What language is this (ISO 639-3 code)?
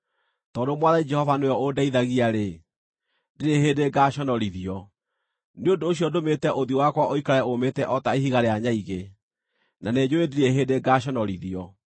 kik